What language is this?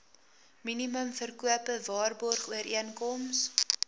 Afrikaans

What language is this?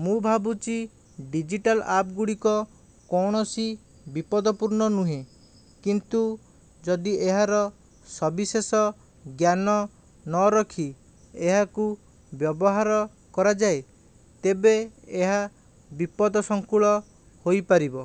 Odia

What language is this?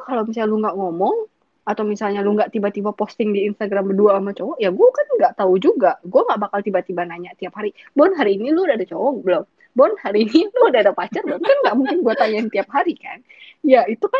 Indonesian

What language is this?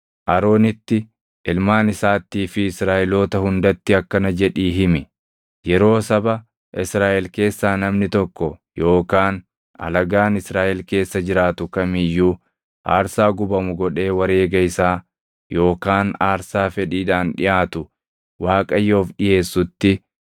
Oromo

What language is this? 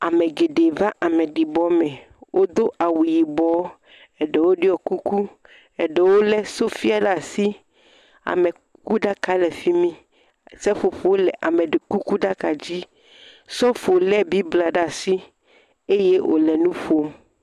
Ewe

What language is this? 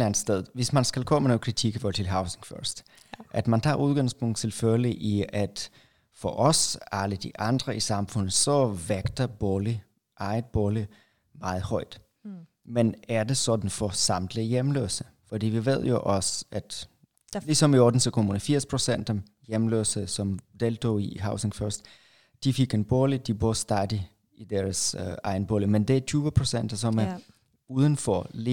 Danish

